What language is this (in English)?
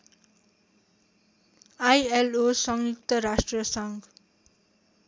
Nepali